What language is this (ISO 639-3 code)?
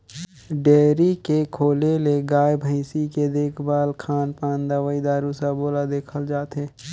hne